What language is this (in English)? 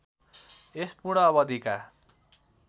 Nepali